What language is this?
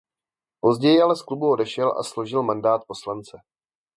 Czech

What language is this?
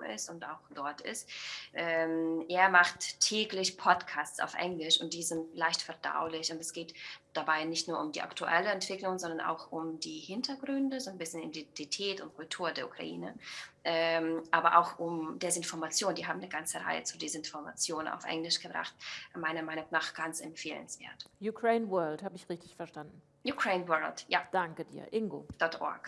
German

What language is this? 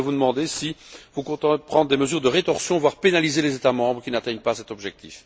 French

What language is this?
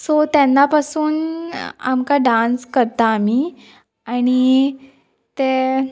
Konkani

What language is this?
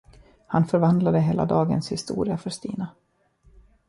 Swedish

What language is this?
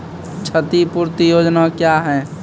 Maithili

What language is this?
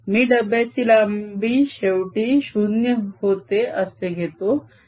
Marathi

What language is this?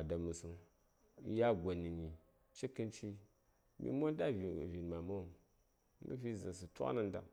Saya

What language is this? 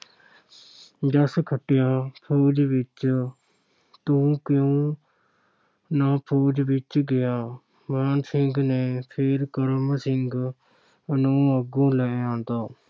Punjabi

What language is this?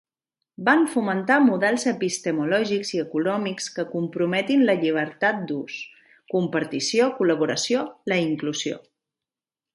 Catalan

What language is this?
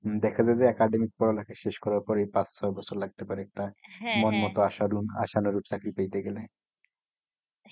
Bangla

